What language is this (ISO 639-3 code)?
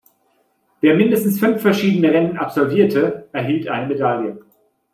deu